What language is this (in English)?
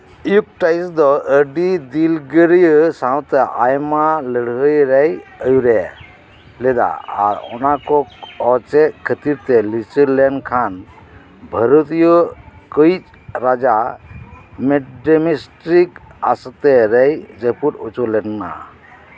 Santali